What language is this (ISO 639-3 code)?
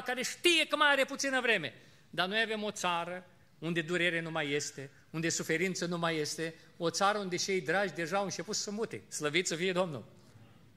ron